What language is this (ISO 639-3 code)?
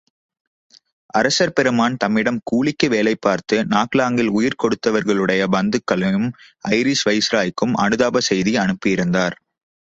tam